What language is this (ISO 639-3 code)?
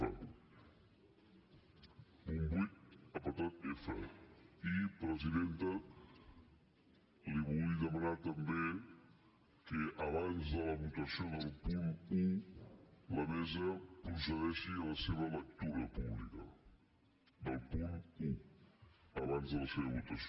cat